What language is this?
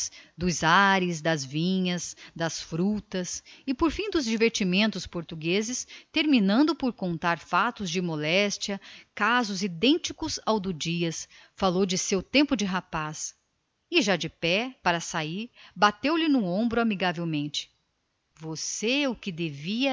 Portuguese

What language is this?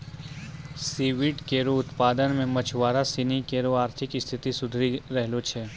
Maithili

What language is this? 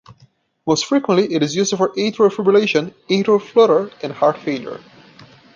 English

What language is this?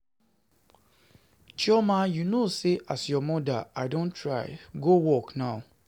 Nigerian Pidgin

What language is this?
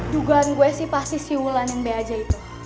Indonesian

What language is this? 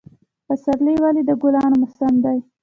Pashto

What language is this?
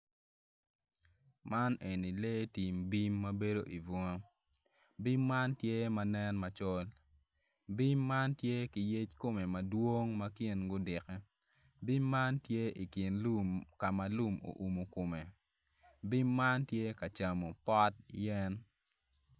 Acoli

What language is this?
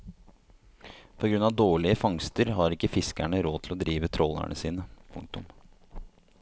Norwegian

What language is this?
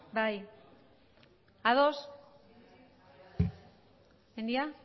Basque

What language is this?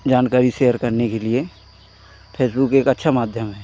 Hindi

